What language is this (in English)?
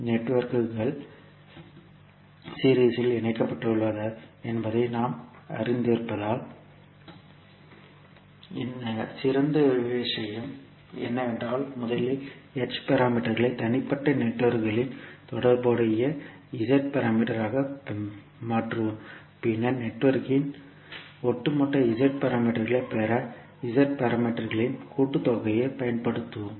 Tamil